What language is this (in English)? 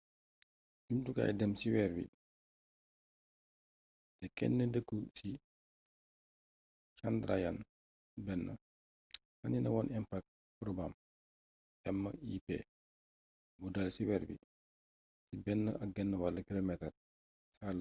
Wolof